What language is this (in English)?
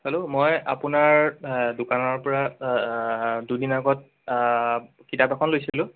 Assamese